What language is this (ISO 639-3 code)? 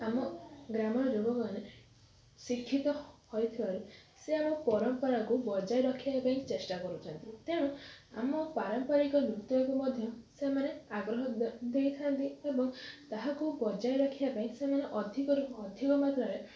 ori